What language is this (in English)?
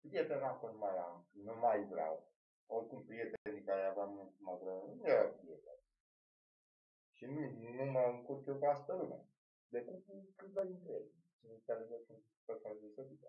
Romanian